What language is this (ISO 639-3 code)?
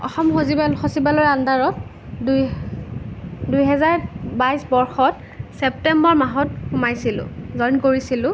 asm